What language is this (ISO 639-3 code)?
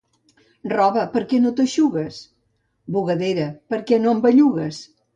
cat